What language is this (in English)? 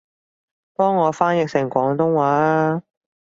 Cantonese